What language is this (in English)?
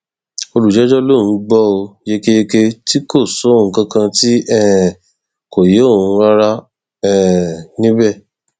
Yoruba